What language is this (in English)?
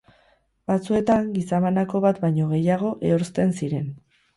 Basque